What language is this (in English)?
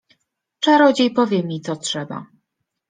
Polish